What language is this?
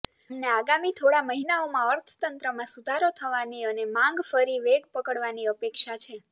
Gujarati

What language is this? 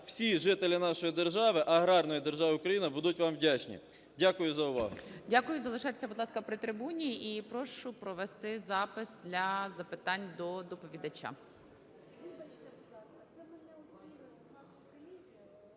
Ukrainian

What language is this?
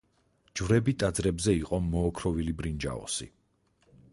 Georgian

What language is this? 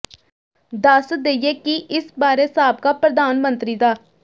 Punjabi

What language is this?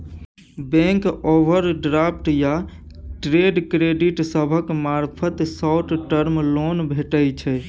Maithili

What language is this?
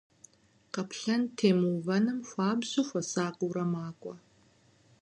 Kabardian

